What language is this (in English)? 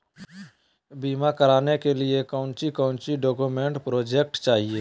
Magahi